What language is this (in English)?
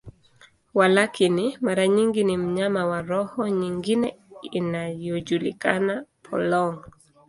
Swahili